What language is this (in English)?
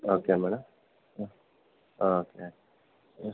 Kannada